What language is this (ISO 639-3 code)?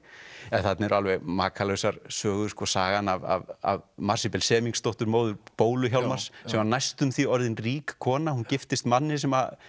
isl